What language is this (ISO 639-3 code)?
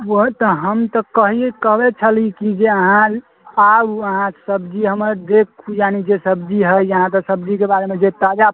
mai